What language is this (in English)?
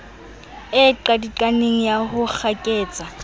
Southern Sotho